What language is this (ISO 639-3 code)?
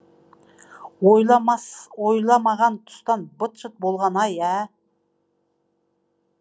kaz